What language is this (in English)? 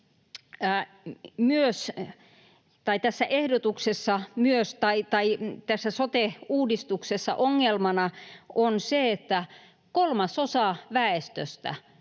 Finnish